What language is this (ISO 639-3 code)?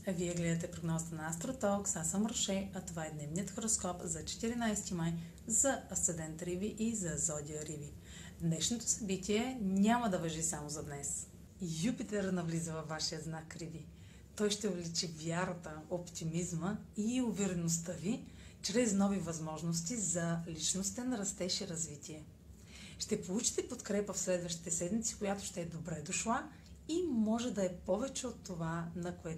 bul